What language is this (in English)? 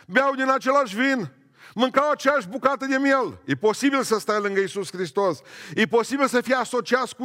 Romanian